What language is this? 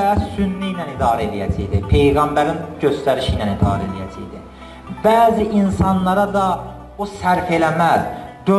Turkish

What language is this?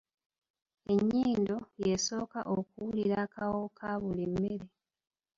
Ganda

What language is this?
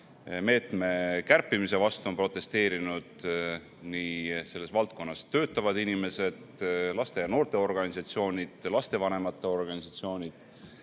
Estonian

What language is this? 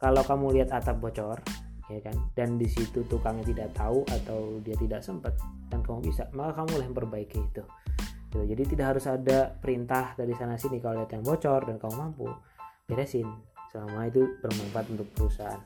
Indonesian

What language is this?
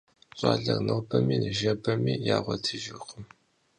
Kabardian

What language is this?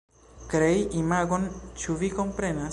Esperanto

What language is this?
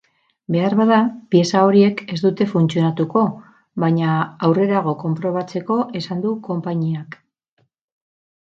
Basque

